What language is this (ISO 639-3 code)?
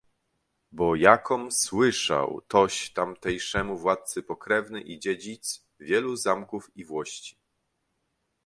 pol